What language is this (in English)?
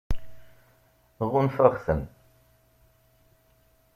Kabyle